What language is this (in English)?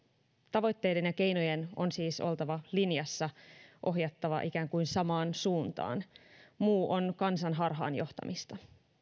Finnish